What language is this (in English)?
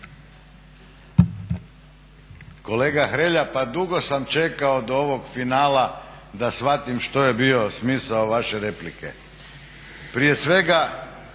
Croatian